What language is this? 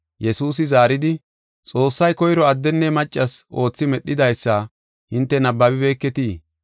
Gofa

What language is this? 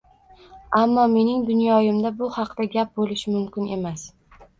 Uzbek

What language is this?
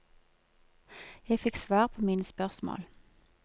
Norwegian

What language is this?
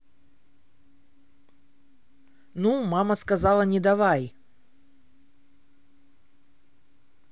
Russian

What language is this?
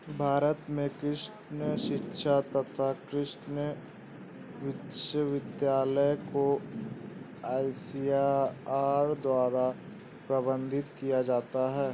Hindi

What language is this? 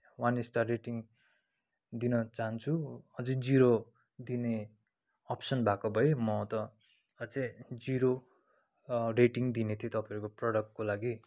Nepali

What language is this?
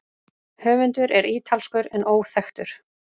Icelandic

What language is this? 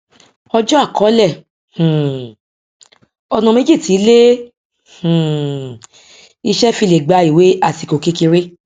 Yoruba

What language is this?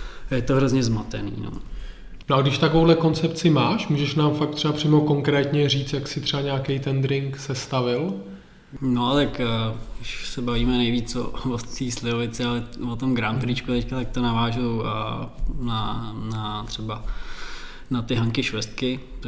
Czech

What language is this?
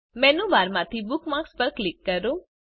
Gujarati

